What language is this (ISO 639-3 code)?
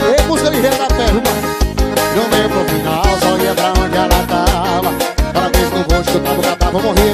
por